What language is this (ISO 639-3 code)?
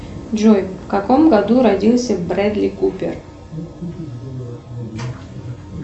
rus